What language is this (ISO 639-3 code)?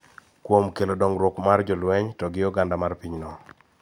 luo